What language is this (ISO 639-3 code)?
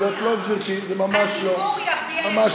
heb